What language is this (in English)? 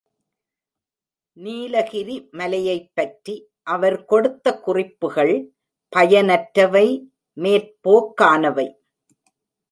Tamil